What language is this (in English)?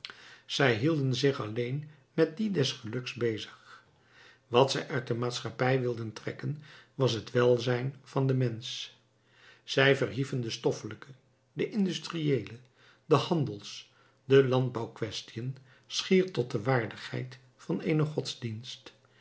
Dutch